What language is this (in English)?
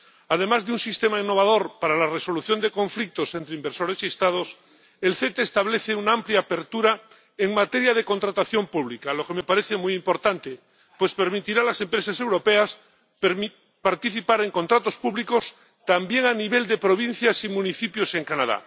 Spanish